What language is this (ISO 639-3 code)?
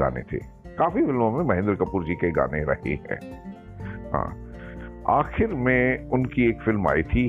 hin